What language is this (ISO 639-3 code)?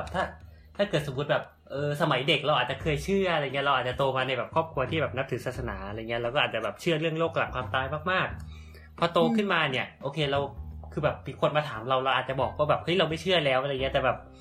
tha